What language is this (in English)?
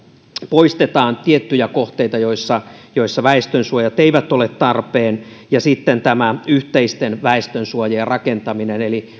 Finnish